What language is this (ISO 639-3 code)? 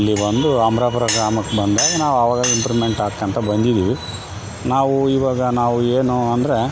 kan